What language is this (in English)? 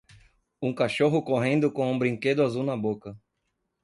Portuguese